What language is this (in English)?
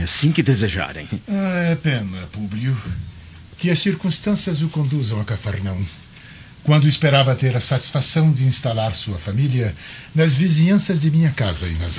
Portuguese